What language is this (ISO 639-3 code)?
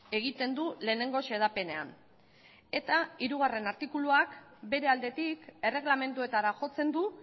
eus